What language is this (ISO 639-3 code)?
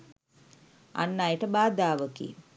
sin